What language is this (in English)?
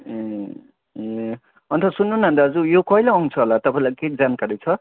Nepali